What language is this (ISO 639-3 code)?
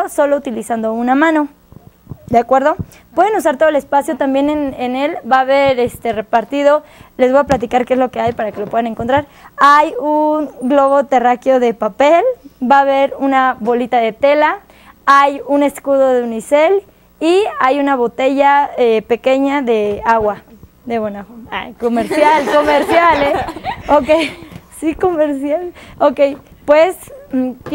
spa